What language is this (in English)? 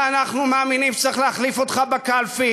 Hebrew